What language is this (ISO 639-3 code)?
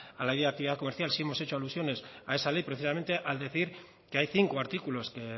spa